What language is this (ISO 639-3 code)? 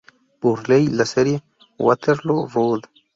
spa